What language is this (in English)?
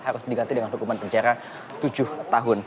Indonesian